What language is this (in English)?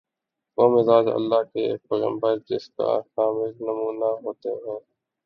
Urdu